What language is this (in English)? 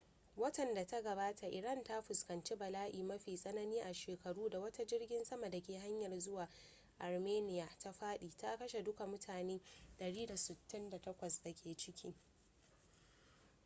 Hausa